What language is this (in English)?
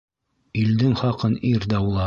Bashkir